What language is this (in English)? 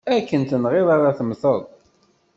Kabyle